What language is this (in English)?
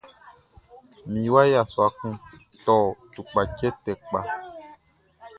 Baoulé